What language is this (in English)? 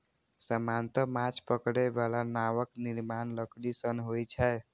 Maithili